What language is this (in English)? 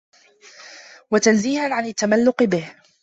Arabic